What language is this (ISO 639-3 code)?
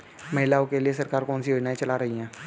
hin